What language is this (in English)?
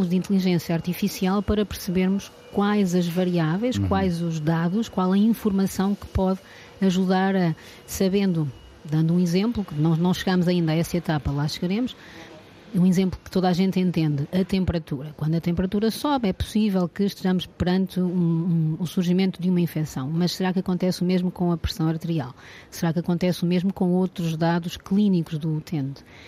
Portuguese